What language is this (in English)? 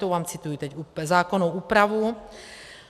Czech